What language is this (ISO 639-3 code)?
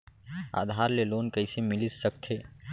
hne